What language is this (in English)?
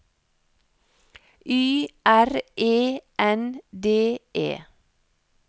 Norwegian